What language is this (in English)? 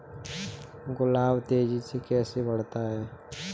Hindi